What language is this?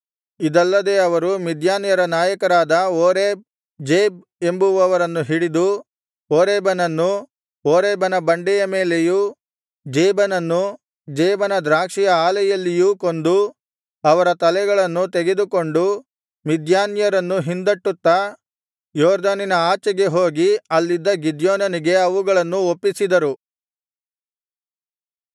Kannada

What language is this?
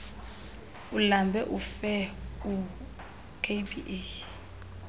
Xhosa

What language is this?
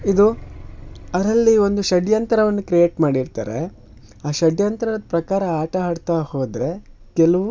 Kannada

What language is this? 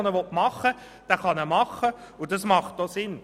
Swiss German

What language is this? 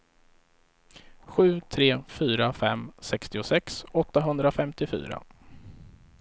Swedish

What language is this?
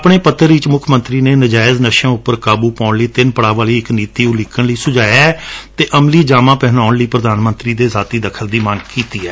Punjabi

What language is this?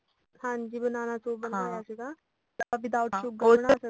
Punjabi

